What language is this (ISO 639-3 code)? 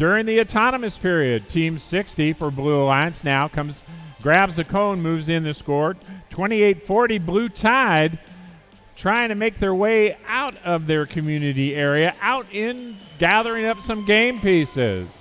eng